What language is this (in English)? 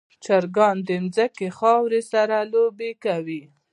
Pashto